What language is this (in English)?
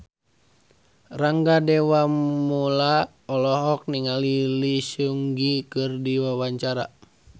Sundanese